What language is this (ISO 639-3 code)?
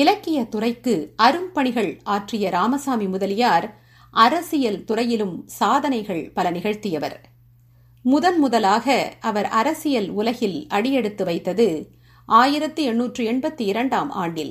tam